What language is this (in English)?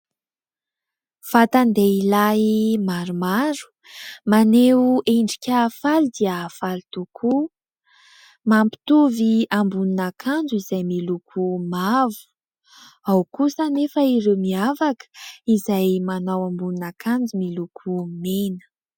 Malagasy